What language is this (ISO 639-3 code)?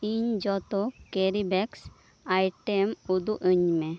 sat